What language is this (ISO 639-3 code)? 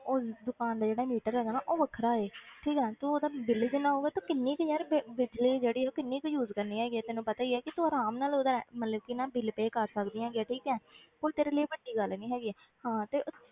pan